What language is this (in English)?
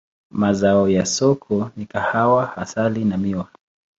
Swahili